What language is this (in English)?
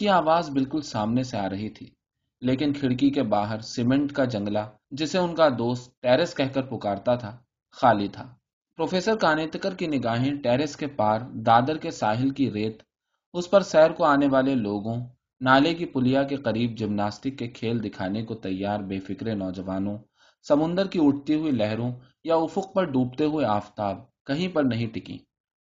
Urdu